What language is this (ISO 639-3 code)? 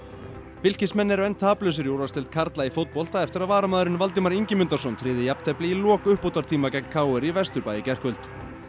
isl